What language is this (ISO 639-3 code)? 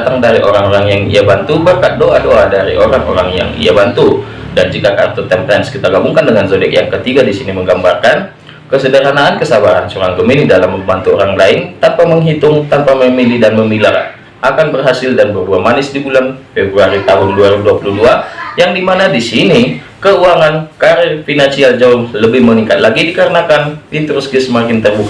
ind